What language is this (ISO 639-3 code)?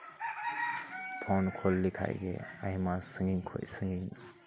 sat